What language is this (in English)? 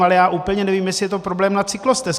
Czech